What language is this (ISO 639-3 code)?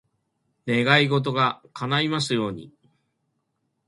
jpn